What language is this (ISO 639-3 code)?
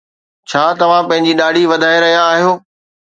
snd